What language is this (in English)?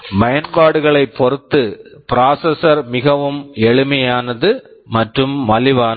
Tamil